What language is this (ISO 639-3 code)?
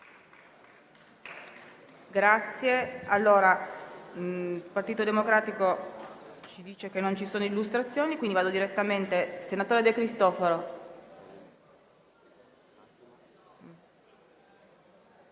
ita